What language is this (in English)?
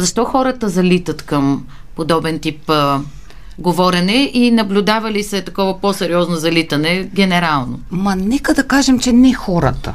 Bulgarian